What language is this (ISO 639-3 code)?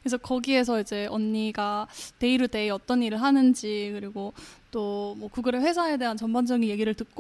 kor